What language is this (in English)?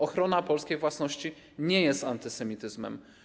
Polish